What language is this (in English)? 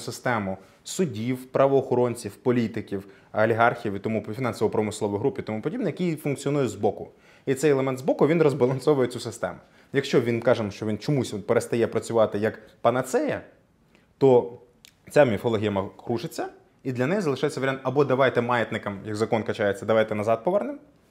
Ukrainian